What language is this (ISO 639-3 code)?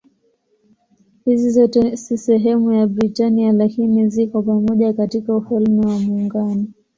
swa